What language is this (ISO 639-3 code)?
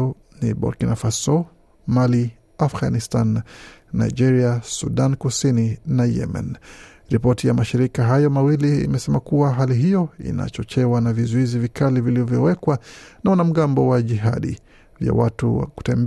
swa